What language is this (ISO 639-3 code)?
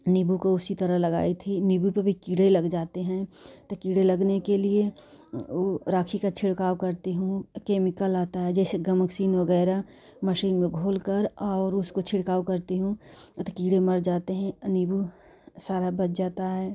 hin